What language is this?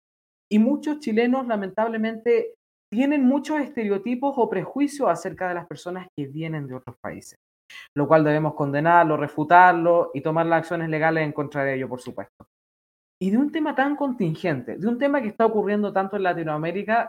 Spanish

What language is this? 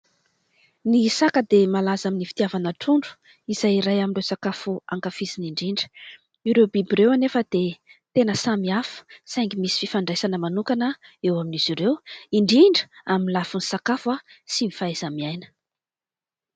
Malagasy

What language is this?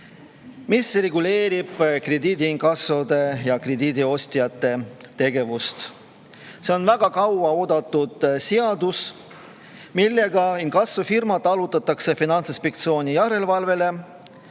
Estonian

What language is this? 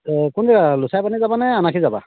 Assamese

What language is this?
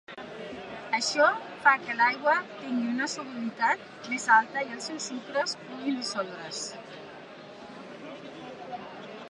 Catalan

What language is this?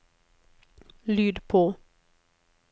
Norwegian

